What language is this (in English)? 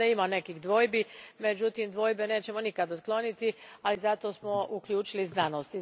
Croatian